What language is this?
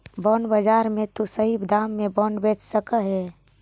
Magahi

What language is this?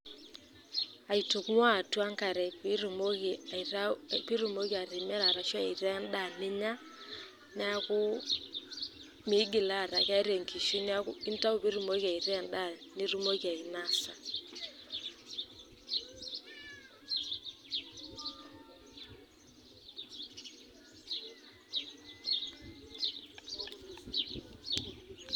Masai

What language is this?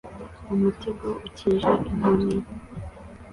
Kinyarwanda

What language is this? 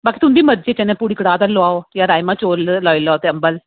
Dogri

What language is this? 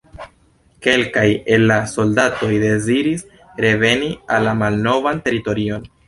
Esperanto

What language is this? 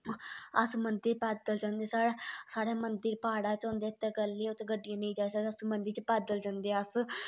Dogri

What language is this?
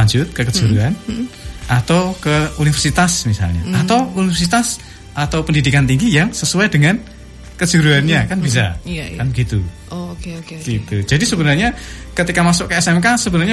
Indonesian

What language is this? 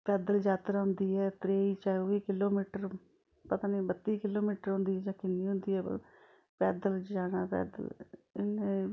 Dogri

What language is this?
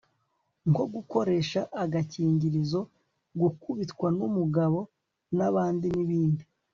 Kinyarwanda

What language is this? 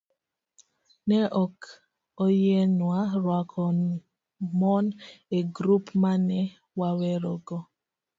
Luo (Kenya and Tanzania)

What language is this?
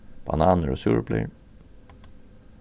Faroese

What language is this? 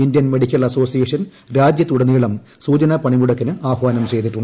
Malayalam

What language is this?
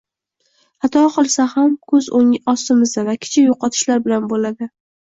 Uzbek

